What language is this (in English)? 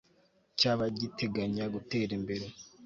Kinyarwanda